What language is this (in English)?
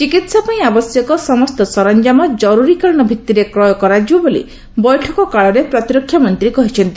Odia